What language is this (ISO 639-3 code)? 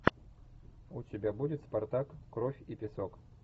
rus